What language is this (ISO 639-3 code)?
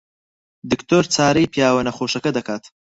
ckb